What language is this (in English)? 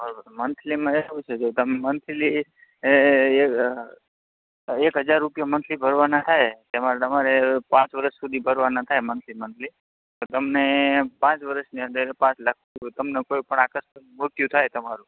Gujarati